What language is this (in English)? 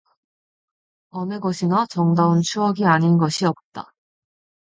Korean